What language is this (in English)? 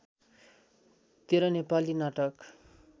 Nepali